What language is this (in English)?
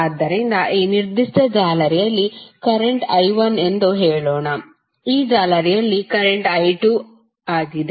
Kannada